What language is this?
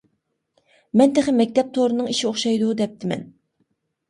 Uyghur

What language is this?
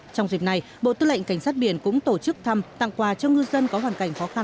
Vietnamese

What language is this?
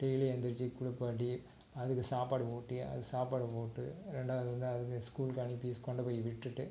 Tamil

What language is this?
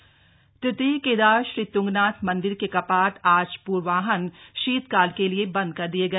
Hindi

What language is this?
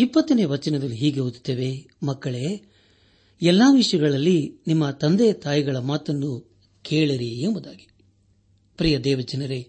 Kannada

